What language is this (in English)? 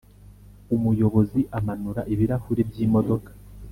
Kinyarwanda